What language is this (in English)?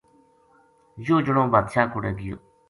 Gujari